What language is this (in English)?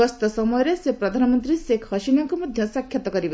Odia